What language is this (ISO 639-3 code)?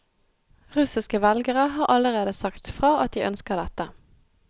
nor